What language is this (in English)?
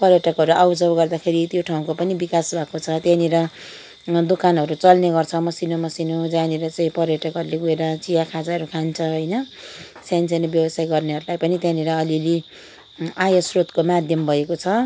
Nepali